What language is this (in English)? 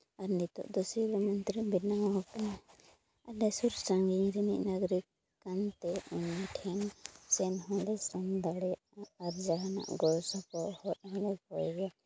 Santali